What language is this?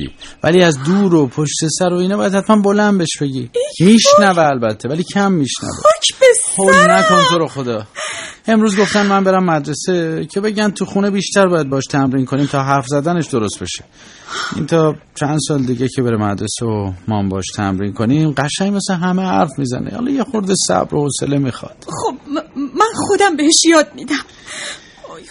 Persian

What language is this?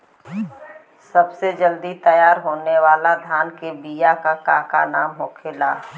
Bhojpuri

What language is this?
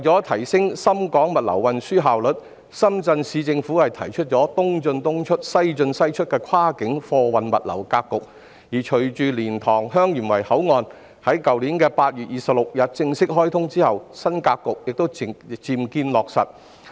Cantonese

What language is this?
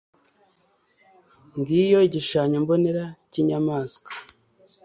Kinyarwanda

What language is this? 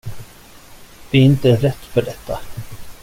Swedish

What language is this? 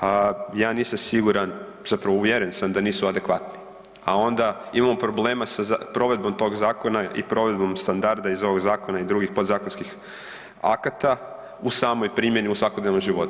Croatian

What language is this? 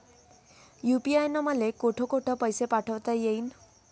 Marathi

